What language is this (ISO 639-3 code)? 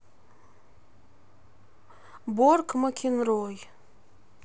rus